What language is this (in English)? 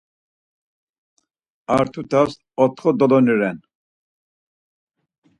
Laz